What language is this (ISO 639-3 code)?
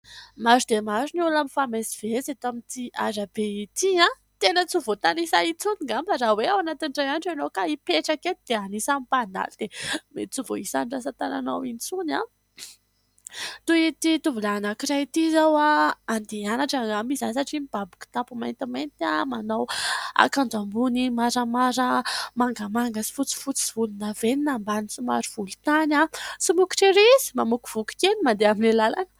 mlg